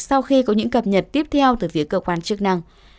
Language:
Vietnamese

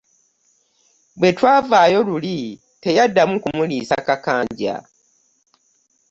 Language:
Ganda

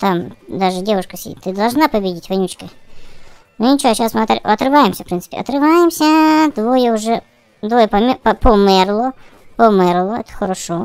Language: Russian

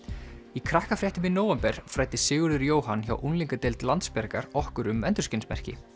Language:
Icelandic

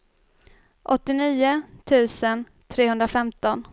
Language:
Swedish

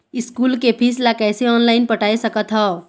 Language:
Chhattisgarhi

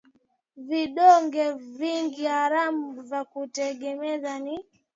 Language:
Swahili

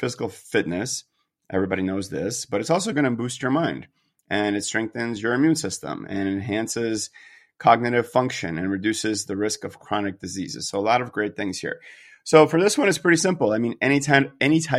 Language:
English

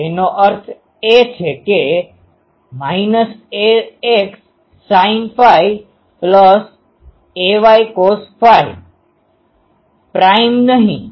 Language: Gujarati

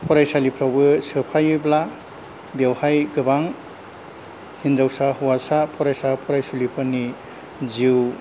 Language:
Bodo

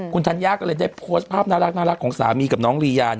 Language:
Thai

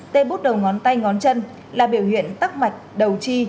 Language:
Vietnamese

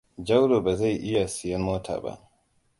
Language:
Hausa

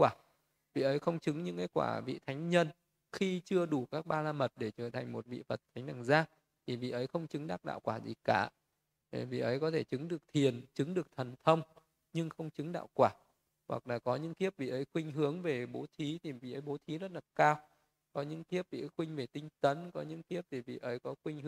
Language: Vietnamese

